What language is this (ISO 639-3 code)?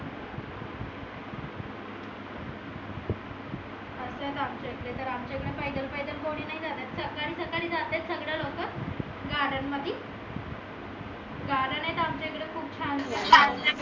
mar